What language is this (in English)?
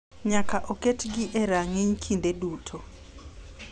Luo (Kenya and Tanzania)